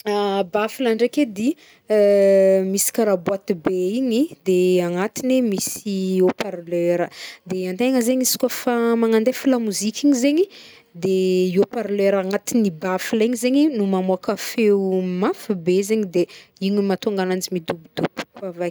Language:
Northern Betsimisaraka Malagasy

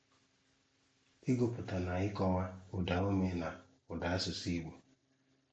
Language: Igbo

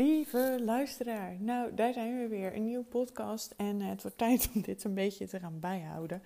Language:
Dutch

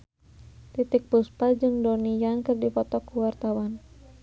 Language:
Sundanese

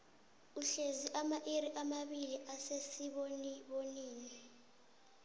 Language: South Ndebele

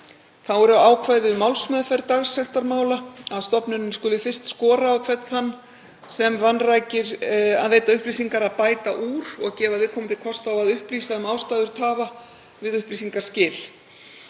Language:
Icelandic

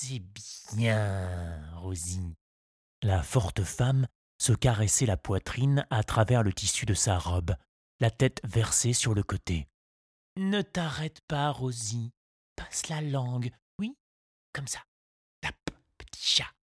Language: French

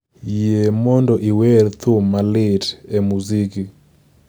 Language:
Luo (Kenya and Tanzania)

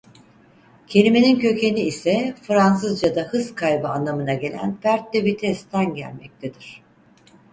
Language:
Turkish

